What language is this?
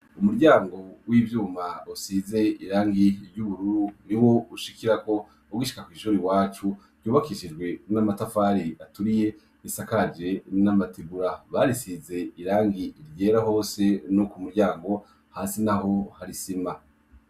Rundi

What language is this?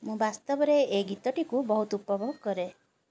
Odia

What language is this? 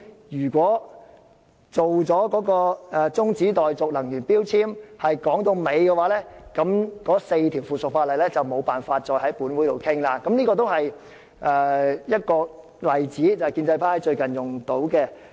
Cantonese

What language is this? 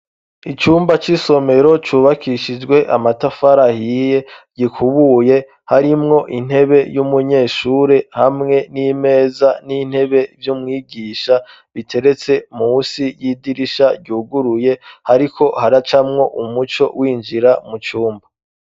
Rundi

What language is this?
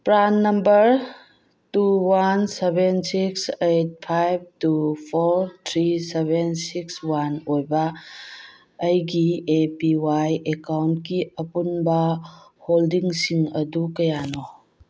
Manipuri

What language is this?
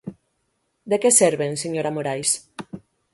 Galician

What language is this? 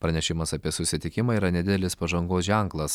Lithuanian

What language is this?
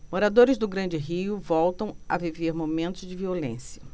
Portuguese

